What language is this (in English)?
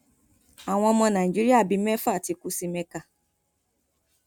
Yoruba